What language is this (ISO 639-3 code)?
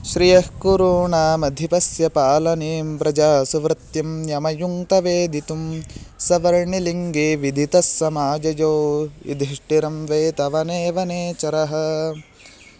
san